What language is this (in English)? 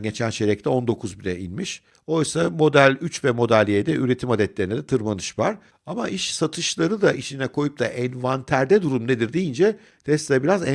Turkish